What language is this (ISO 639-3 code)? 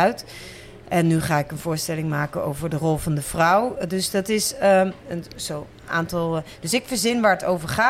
nld